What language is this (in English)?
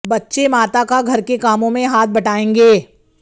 Hindi